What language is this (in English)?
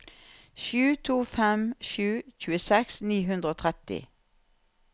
Norwegian